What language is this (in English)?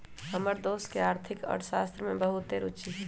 Magahi